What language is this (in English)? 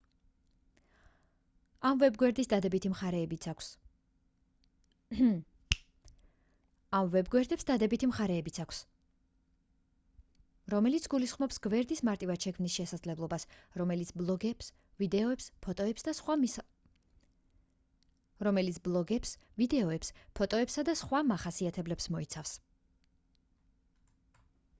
Georgian